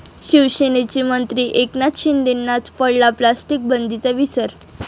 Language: Marathi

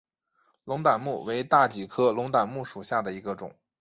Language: Chinese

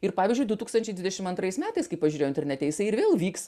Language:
Lithuanian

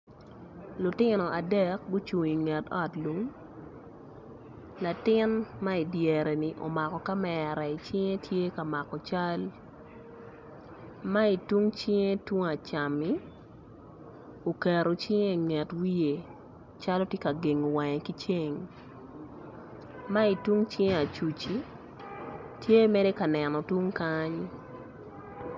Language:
Acoli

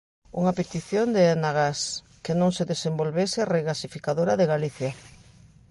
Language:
Galician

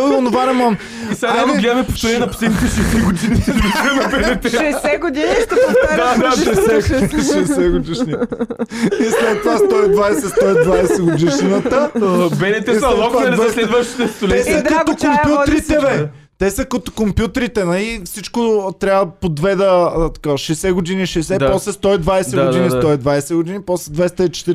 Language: Bulgarian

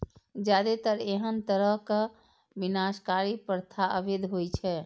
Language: Maithili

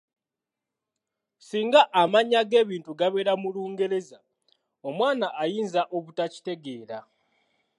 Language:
Ganda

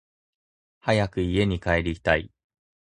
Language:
Japanese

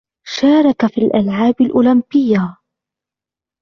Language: Arabic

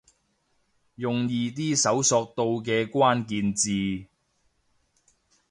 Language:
Cantonese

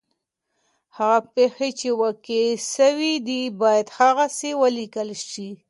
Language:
Pashto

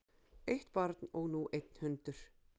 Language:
Icelandic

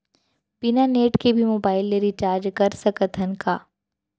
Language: Chhattisgarhi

